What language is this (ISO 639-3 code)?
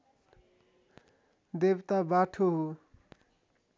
nep